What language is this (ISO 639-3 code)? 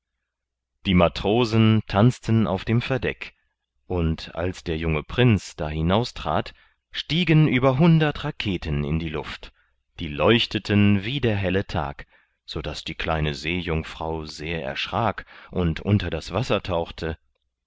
deu